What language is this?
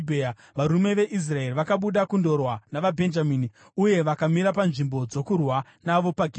Shona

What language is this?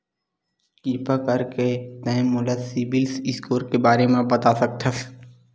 Chhattisgarhi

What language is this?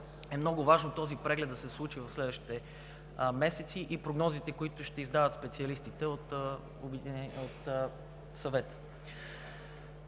Bulgarian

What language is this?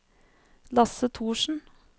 Norwegian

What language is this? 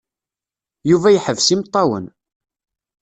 Kabyle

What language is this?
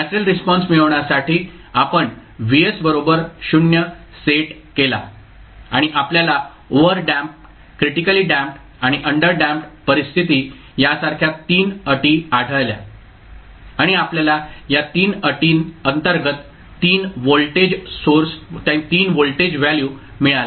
Marathi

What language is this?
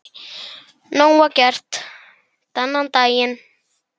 Icelandic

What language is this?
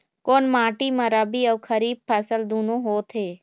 Chhattisgarhi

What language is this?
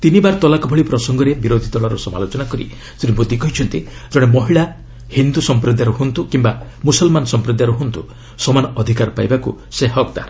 Odia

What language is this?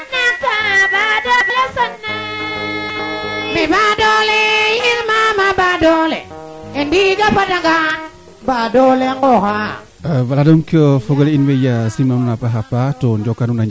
Serer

